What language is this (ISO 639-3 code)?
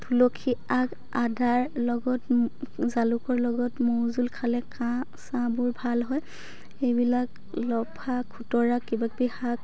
asm